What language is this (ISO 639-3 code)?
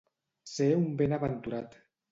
cat